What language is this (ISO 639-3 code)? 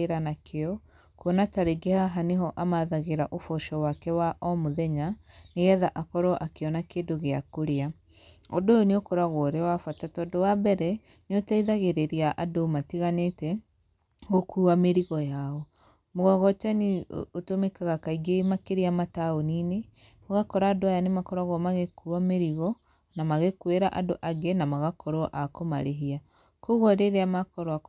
kik